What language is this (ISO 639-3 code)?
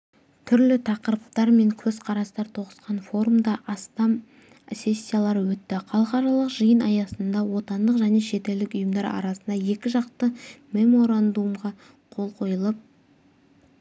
kaz